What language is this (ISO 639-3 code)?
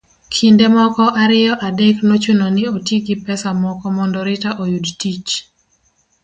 luo